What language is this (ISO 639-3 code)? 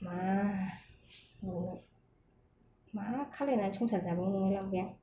brx